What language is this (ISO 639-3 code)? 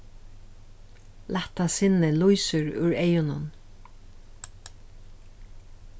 fao